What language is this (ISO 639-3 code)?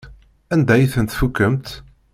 kab